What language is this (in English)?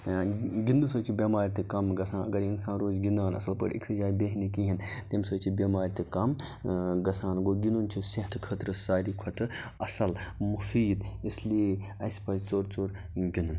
Kashmiri